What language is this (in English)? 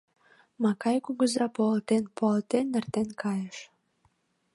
Mari